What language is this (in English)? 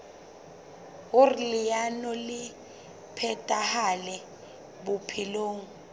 Southern Sotho